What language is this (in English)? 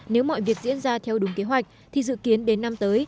Vietnamese